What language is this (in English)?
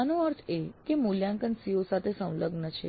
Gujarati